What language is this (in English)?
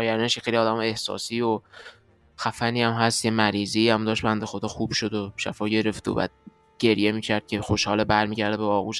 Persian